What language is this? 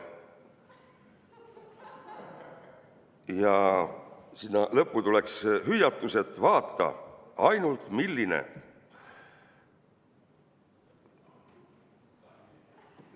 Estonian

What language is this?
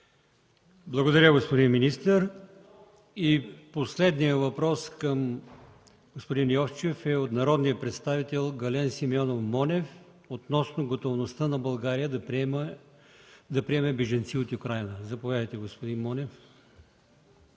Bulgarian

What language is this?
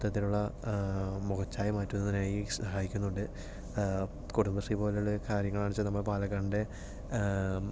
Malayalam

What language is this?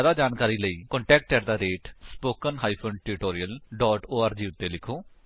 Punjabi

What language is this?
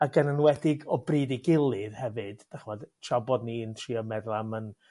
Welsh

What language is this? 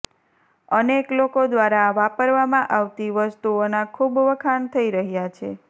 Gujarati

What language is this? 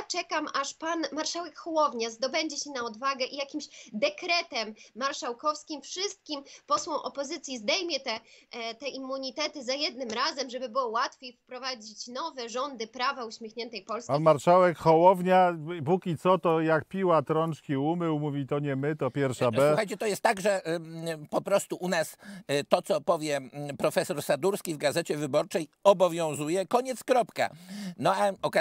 Polish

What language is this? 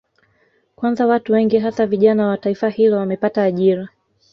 Swahili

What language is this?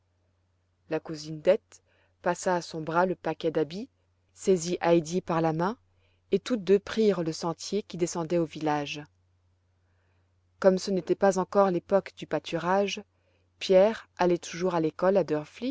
French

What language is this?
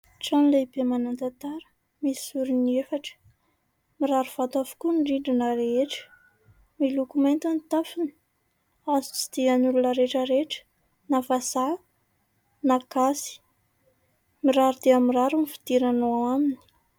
Malagasy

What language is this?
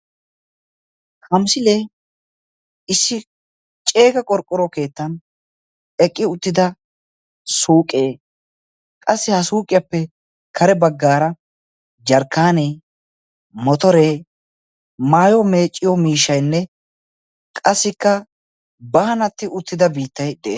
Wolaytta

